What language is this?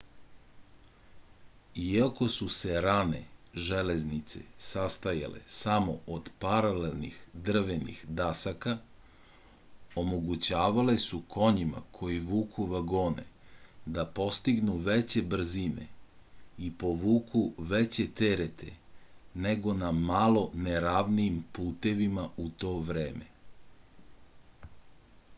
Serbian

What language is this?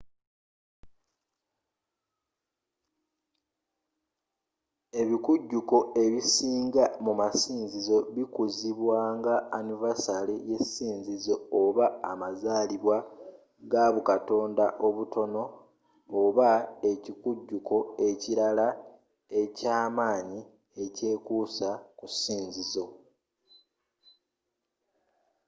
Ganda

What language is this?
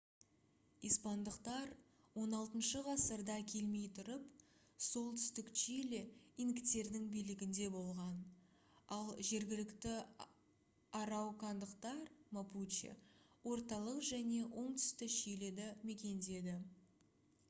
Kazakh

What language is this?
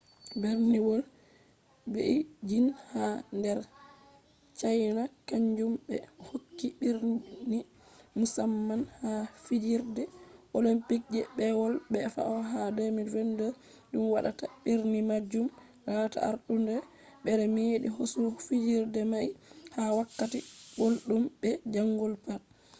Fula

